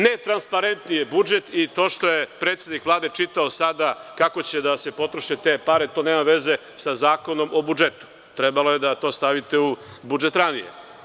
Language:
Serbian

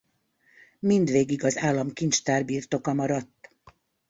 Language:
Hungarian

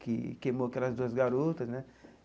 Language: Portuguese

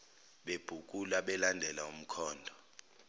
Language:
Zulu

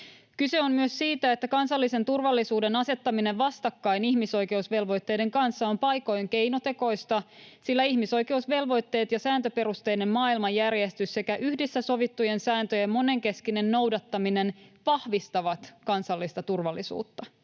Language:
Finnish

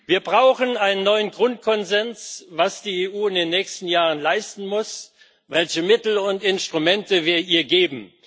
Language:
German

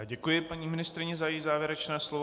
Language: Czech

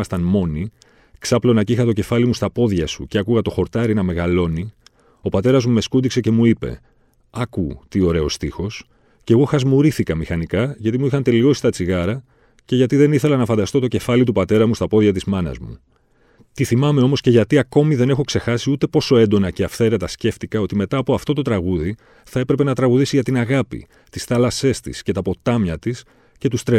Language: Greek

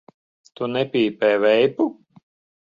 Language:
Latvian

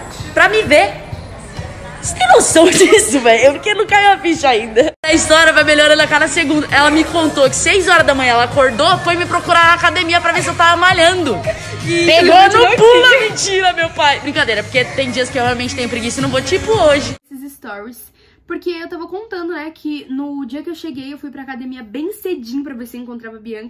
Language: Portuguese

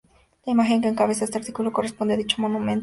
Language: Spanish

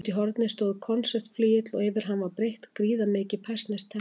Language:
Icelandic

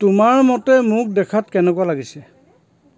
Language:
Assamese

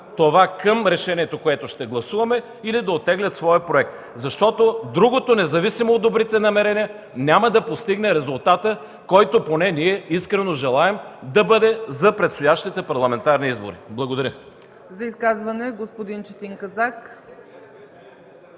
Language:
Bulgarian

